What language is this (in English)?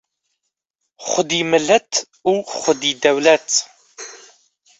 Kurdish